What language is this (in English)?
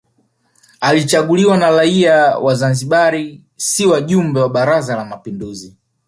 Swahili